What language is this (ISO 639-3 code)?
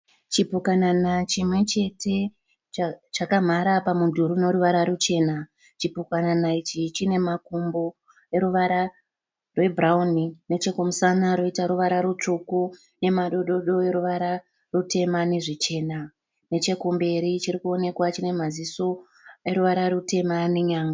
sna